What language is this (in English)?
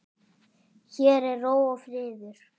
Icelandic